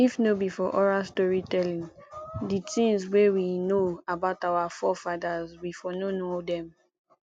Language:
Nigerian Pidgin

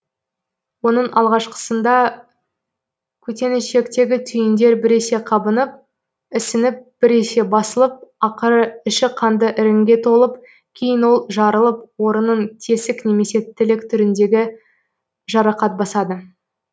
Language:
Kazakh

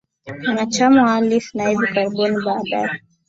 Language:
Swahili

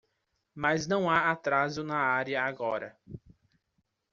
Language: Portuguese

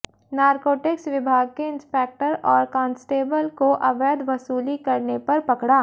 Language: Hindi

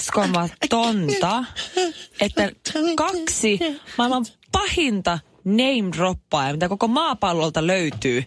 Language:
Finnish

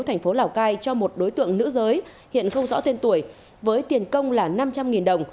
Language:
Vietnamese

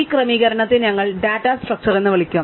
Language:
Malayalam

